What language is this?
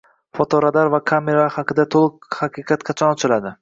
Uzbek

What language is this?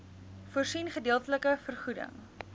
Afrikaans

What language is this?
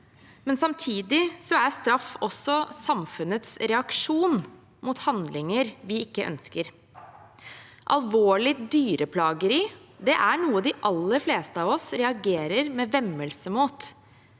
Norwegian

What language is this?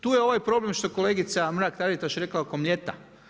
Croatian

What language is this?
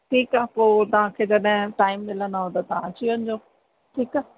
Sindhi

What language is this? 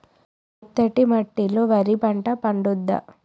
Telugu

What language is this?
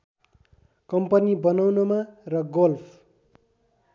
Nepali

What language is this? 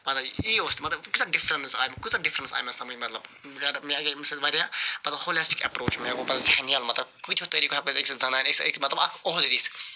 Kashmiri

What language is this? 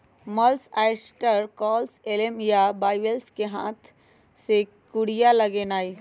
Magahi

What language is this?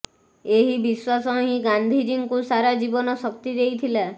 Odia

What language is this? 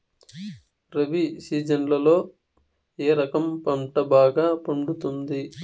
Telugu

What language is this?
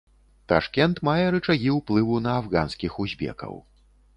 Belarusian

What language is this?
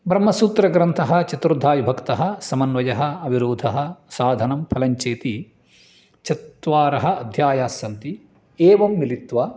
Sanskrit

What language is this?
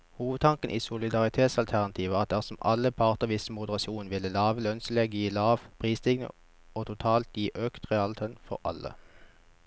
Norwegian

